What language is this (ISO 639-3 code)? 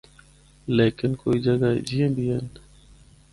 hno